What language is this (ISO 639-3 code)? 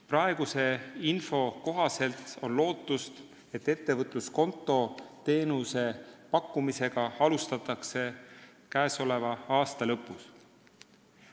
est